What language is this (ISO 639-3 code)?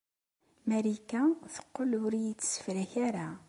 kab